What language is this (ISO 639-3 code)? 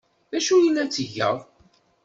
kab